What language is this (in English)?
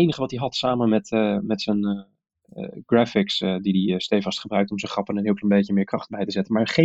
Dutch